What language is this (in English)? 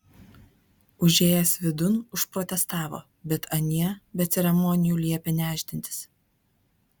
Lithuanian